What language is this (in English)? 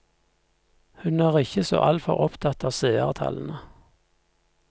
Norwegian